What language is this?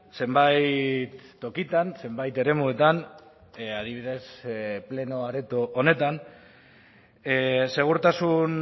Basque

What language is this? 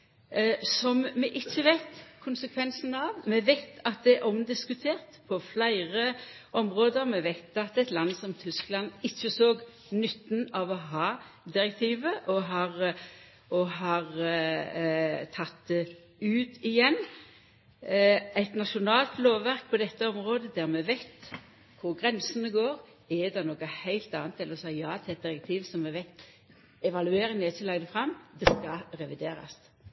Norwegian Nynorsk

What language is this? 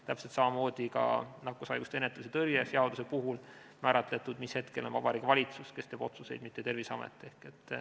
Estonian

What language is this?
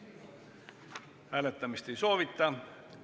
Estonian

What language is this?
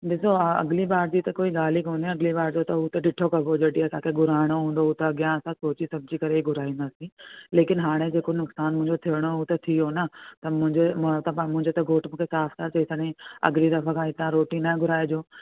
Sindhi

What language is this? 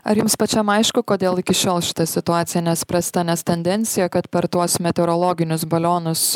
Lithuanian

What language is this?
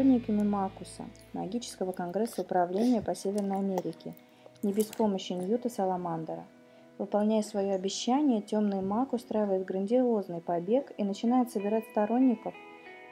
Russian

